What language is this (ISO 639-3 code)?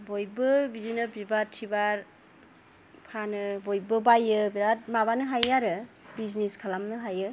brx